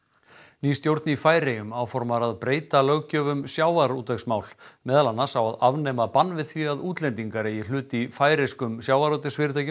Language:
Icelandic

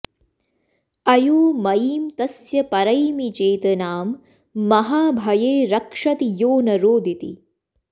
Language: Sanskrit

